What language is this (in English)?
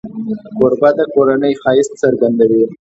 Pashto